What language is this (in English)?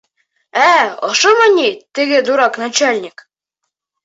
Bashkir